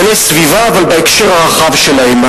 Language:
Hebrew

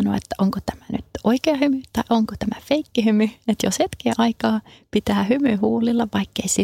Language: Finnish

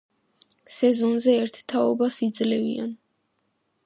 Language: Georgian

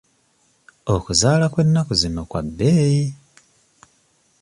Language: Ganda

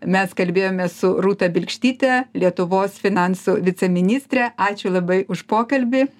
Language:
Lithuanian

